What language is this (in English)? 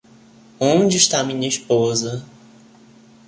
Portuguese